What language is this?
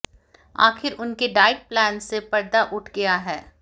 Hindi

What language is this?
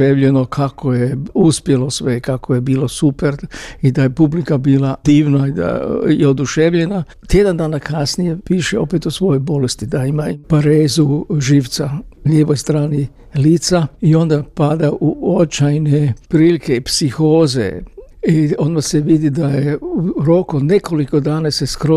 Croatian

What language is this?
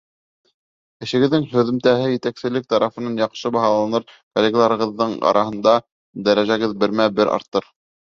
Bashkir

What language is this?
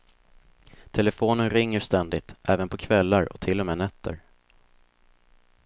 Swedish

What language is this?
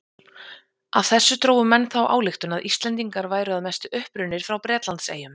Icelandic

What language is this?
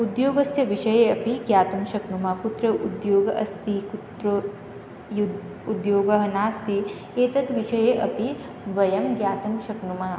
Sanskrit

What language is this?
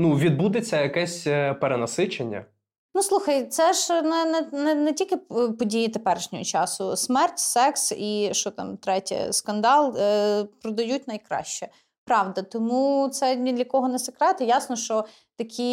Ukrainian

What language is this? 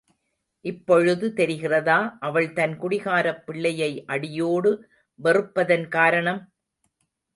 Tamil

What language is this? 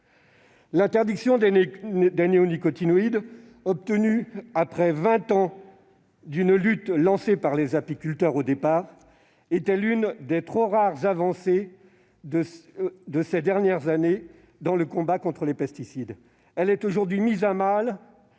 French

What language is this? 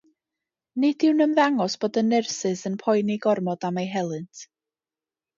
Welsh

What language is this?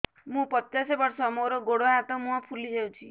Odia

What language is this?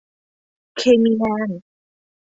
Thai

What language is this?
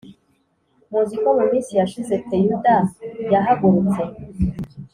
Kinyarwanda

